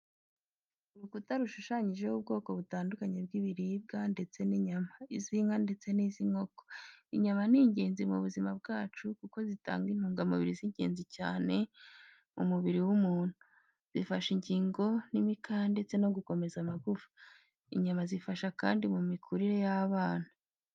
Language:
Kinyarwanda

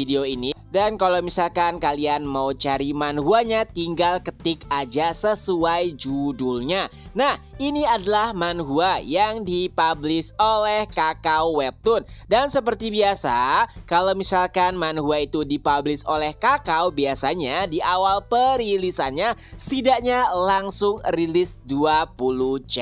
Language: Indonesian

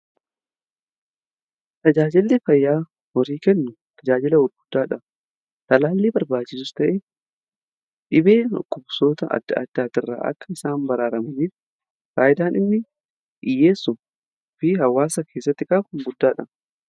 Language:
Oromo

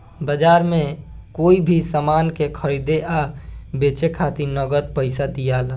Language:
Bhojpuri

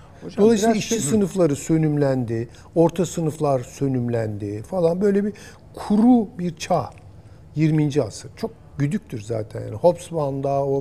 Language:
Turkish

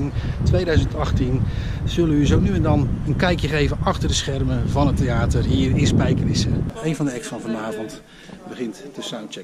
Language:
Dutch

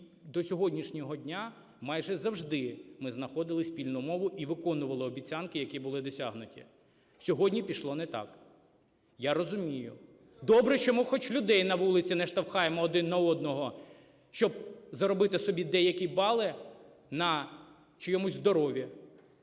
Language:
Ukrainian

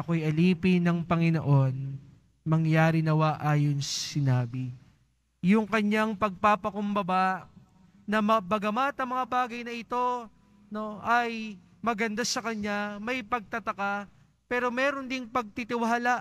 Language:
Filipino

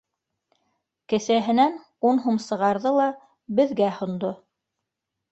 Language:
Bashkir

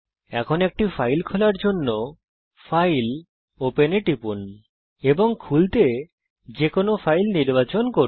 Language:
Bangla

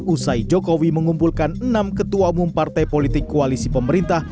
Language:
Indonesian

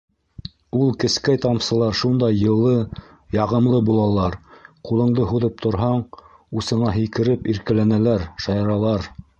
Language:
Bashkir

